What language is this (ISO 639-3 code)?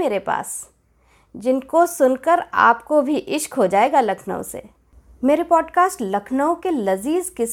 hin